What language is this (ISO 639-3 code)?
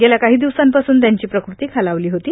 mar